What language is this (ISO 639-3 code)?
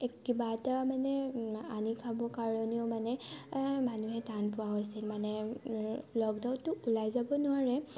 asm